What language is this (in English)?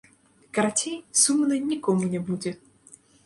Belarusian